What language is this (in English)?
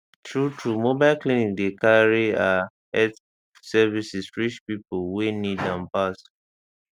Nigerian Pidgin